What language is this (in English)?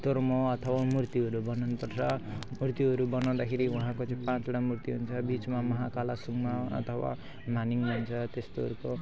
Nepali